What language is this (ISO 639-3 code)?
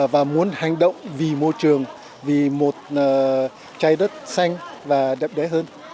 vie